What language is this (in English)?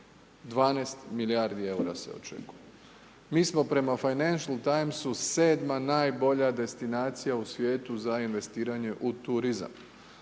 Croatian